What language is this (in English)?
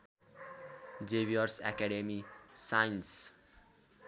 Nepali